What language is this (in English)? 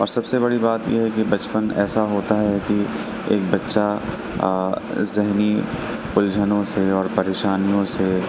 Urdu